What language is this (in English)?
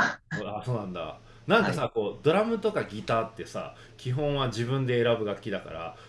Japanese